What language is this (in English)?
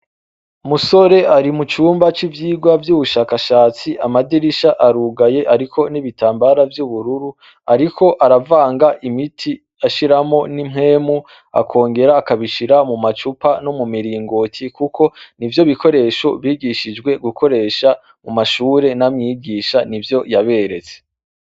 Rundi